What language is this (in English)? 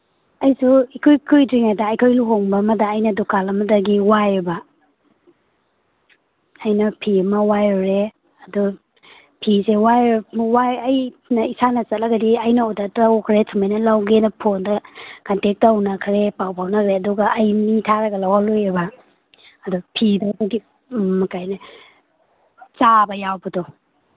Manipuri